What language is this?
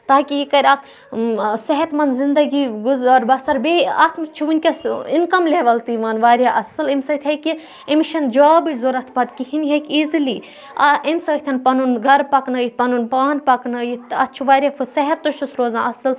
Kashmiri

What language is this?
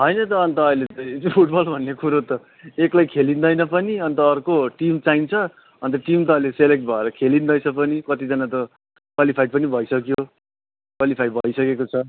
Nepali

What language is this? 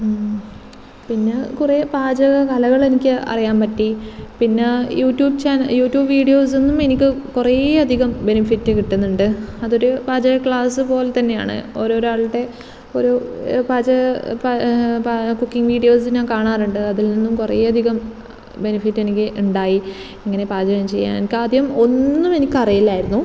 Malayalam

